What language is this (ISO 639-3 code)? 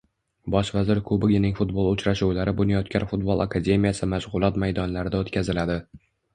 uzb